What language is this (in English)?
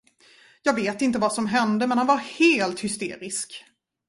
Swedish